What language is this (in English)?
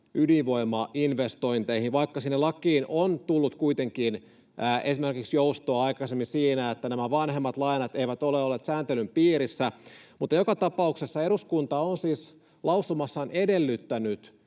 Finnish